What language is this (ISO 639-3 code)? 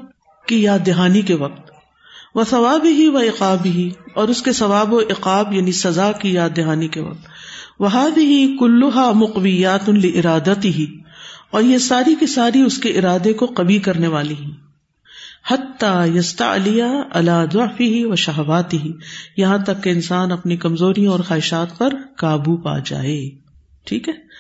urd